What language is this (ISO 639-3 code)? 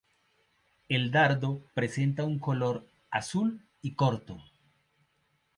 spa